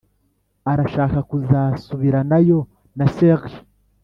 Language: Kinyarwanda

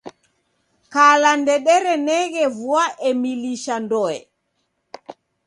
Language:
Taita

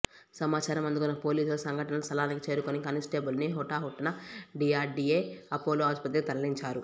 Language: Telugu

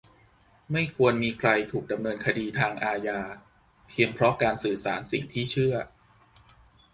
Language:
Thai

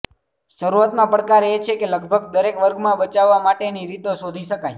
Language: Gujarati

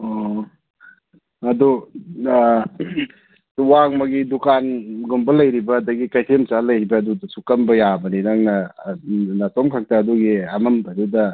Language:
Manipuri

